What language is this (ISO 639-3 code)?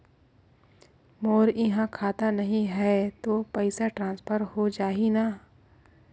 hne